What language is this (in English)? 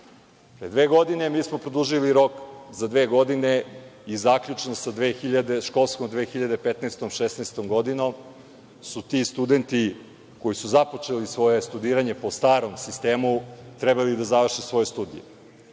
Serbian